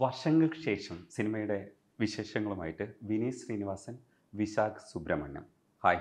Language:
Malayalam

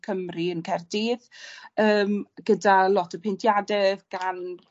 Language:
Welsh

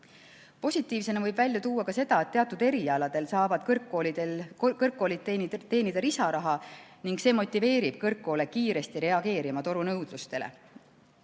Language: Estonian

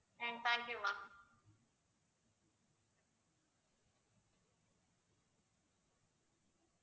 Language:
Tamil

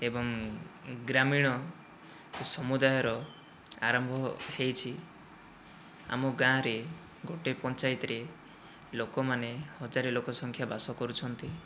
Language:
Odia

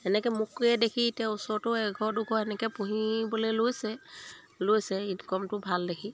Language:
Assamese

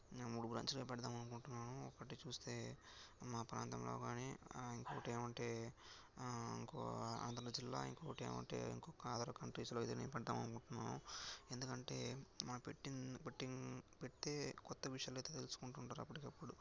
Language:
Telugu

